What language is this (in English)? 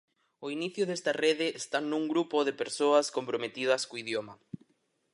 Galician